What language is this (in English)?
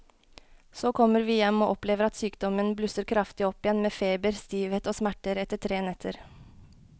Norwegian